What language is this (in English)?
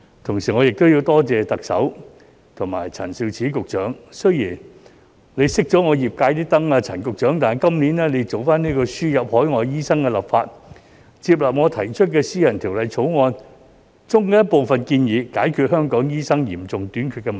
Cantonese